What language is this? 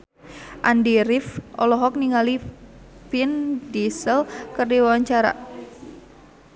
Sundanese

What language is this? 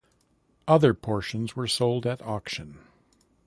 English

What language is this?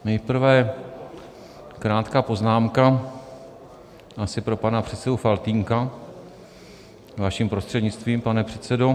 Czech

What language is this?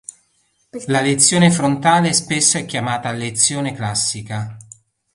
Italian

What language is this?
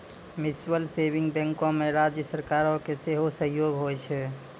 Maithili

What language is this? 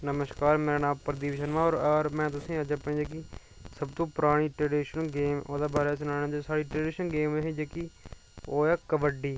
Dogri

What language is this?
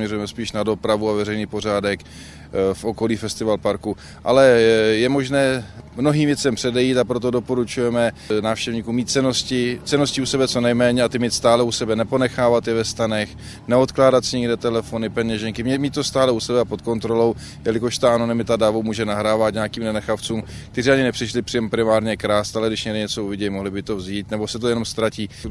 Czech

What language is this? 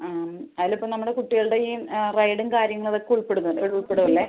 Malayalam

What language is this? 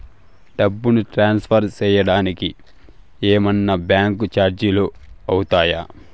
Telugu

